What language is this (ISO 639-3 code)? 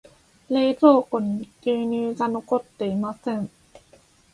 jpn